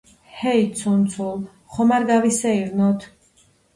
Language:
Georgian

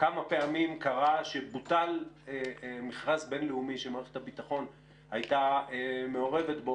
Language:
Hebrew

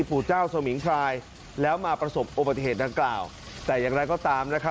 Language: Thai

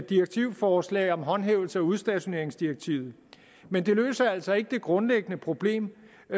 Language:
Danish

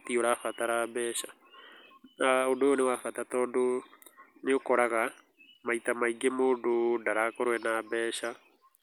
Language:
Kikuyu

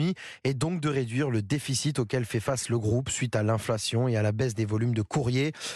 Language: French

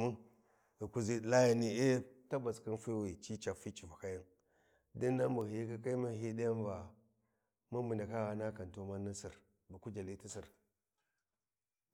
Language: Warji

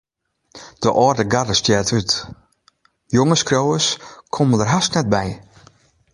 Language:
Western Frisian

